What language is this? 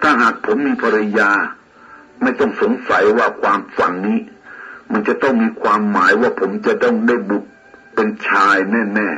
Thai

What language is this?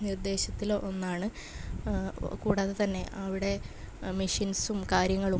Malayalam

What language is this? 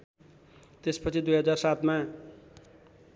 Nepali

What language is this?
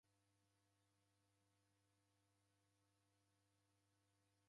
Taita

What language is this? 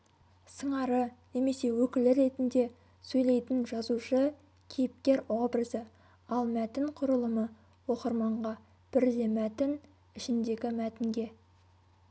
Kazakh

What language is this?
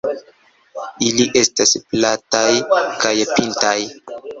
Esperanto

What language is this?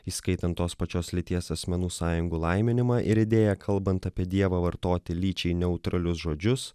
Lithuanian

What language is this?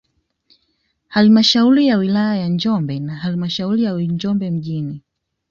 Swahili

